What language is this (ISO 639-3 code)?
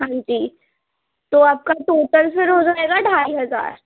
urd